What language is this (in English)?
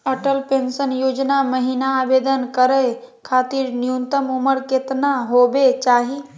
Magahi